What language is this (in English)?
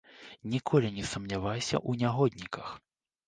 Belarusian